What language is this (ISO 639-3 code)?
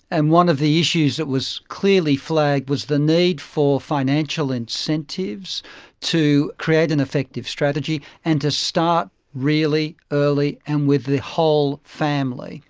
eng